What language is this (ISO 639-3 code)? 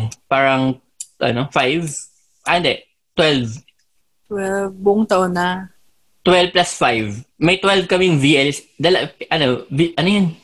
fil